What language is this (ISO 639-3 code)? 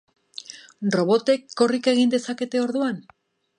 eus